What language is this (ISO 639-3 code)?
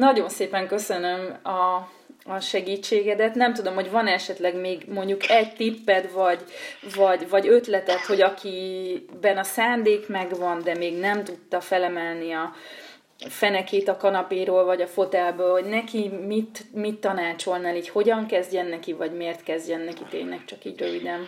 hun